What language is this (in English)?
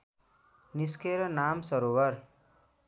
Nepali